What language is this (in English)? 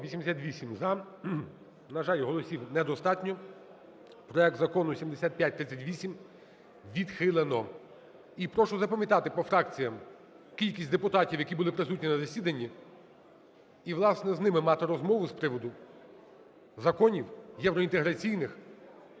Ukrainian